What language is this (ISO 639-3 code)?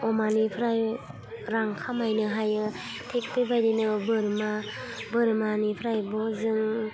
brx